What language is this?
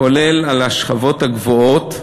Hebrew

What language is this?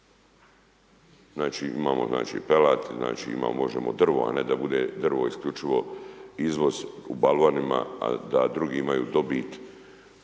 Croatian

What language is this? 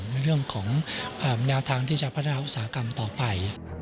Thai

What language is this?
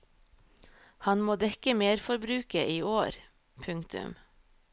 Norwegian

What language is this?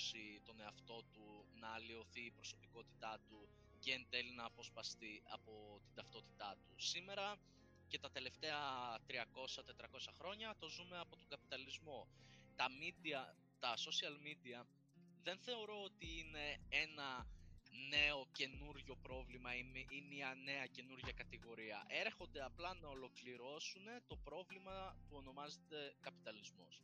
Greek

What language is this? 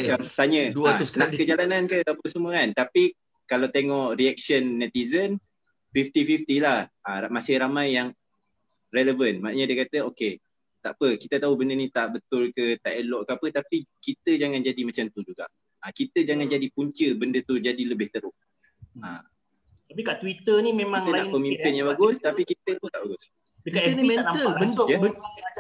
Malay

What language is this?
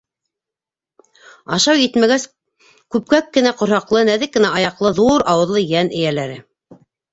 Bashkir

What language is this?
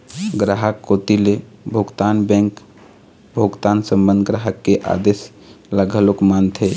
Chhattisgarhi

